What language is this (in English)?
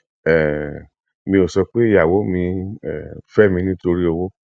Yoruba